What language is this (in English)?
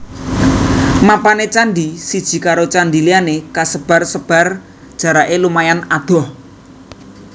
Javanese